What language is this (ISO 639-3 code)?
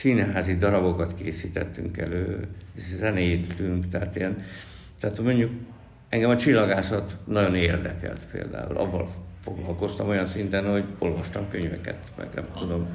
hun